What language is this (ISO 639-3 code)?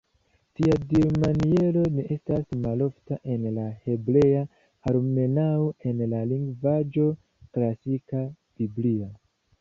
epo